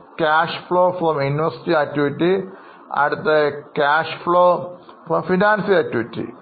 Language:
Malayalam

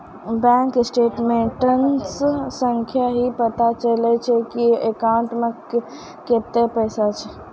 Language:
Maithili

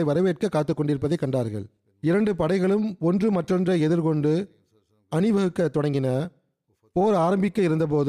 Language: Tamil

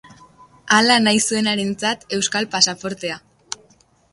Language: Basque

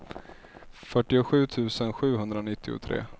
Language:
Swedish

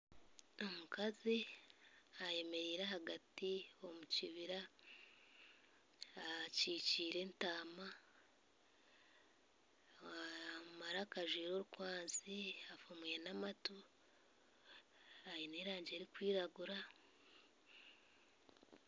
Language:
Nyankole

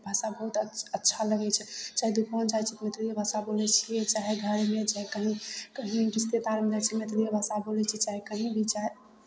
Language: Maithili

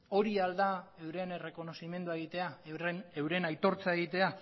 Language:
Basque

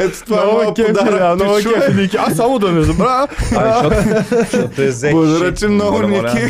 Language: Bulgarian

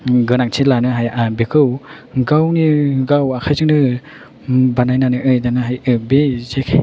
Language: Bodo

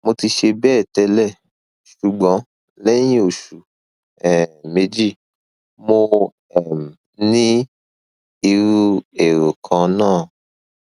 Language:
Yoruba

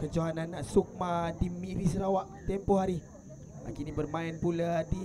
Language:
Malay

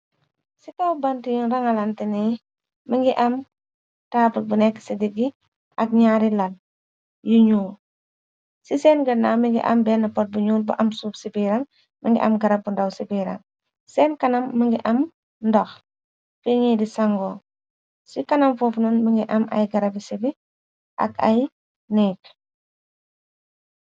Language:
Wolof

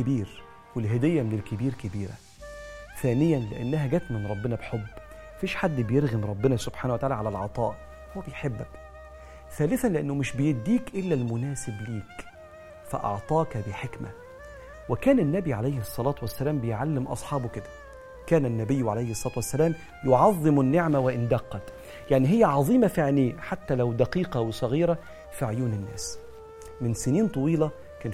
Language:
Arabic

